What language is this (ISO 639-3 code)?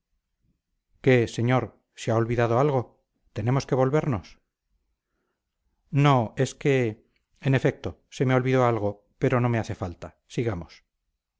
spa